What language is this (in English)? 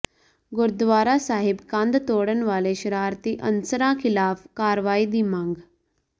Punjabi